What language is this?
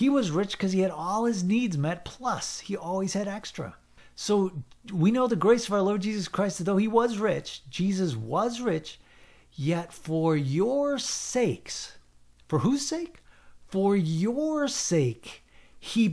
English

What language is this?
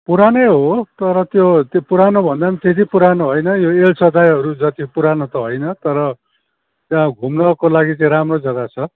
Nepali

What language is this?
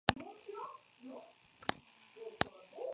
Spanish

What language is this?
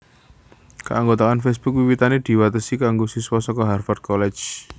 Javanese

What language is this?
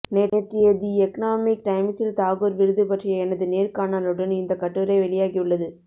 Tamil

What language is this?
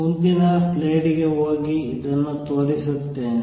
Kannada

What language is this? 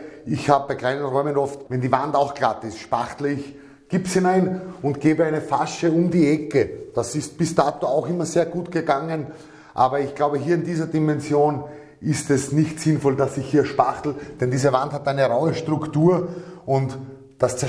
German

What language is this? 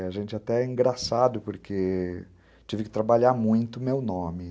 Portuguese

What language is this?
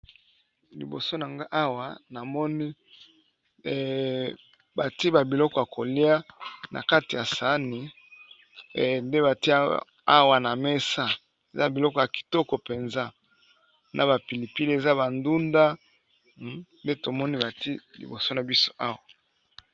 Lingala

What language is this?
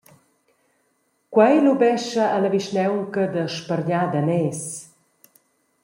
Romansh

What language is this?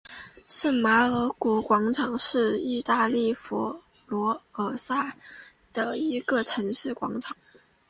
Chinese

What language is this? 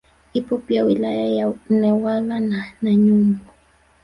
Swahili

